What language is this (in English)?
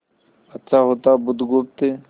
Hindi